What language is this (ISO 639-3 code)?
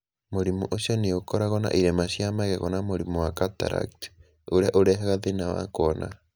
kik